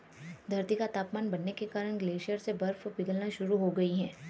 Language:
Hindi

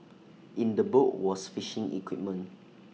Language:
English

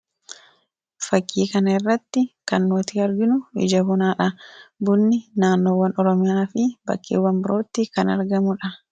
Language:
Oromo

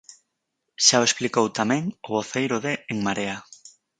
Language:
Galician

